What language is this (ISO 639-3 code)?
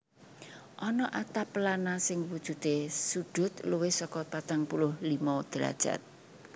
jav